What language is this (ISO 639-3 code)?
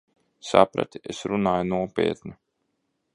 lav